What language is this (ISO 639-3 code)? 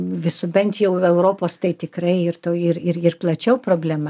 lit